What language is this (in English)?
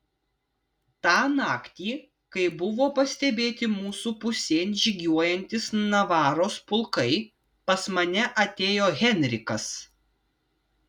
Lithuanian